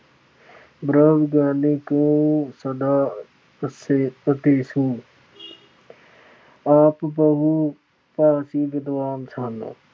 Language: Punjabi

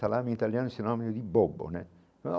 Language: Portuguese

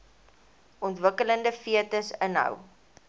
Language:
Afrikaans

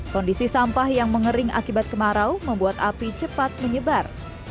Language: Indonesian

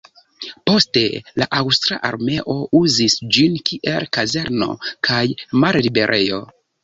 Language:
Esperanto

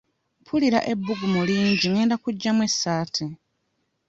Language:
Ganda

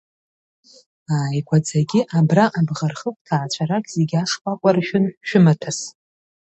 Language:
Abkhazian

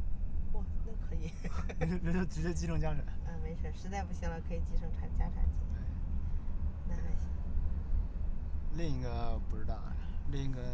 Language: Chinese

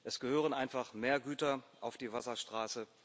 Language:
German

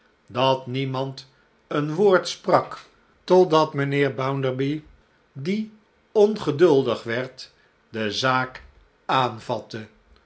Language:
Dutch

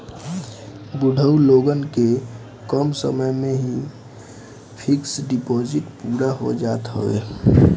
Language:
Bhojpuri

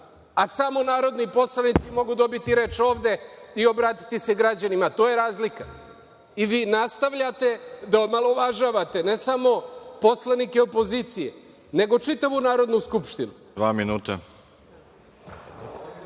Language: Serbian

